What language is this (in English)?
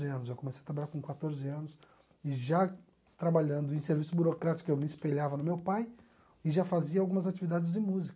Portuguese